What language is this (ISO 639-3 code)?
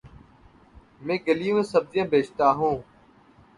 urd